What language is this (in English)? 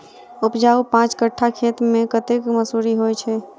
Maithili